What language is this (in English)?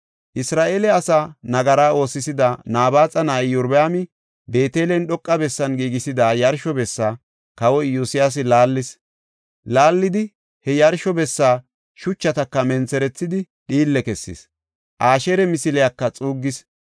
Gofa